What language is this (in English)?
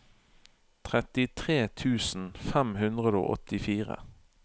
Norwegian